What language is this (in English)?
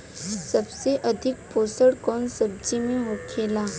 Bhojpuri